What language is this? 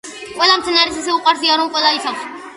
Georgian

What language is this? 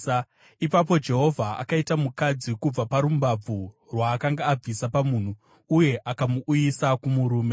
Shona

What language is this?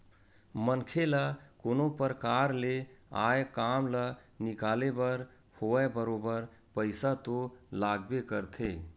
Chhattisgarhi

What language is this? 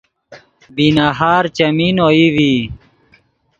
Yidgha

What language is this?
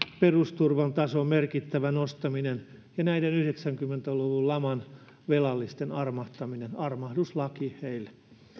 Finnish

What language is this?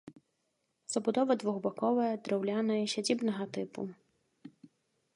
Belarusian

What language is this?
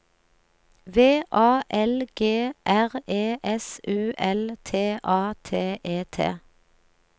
Norwegian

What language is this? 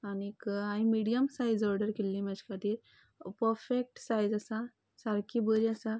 Konkani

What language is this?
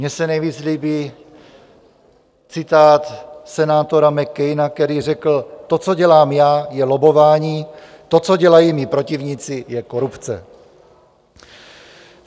Czech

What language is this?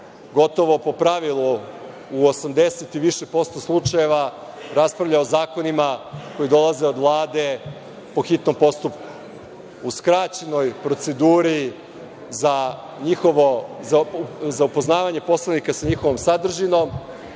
Serbian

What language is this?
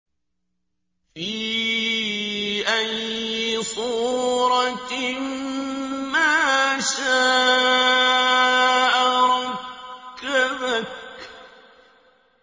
Arabic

